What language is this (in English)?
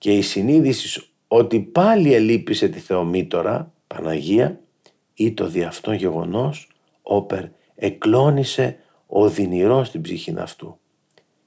Greek